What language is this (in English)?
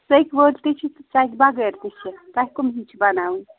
Kashmiri